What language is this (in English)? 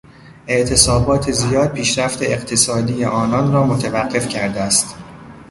Persian